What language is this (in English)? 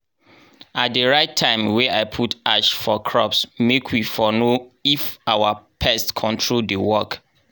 Nigerian Pidgin